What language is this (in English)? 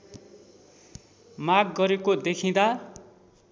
Nepali